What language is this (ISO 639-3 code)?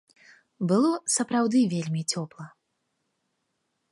bel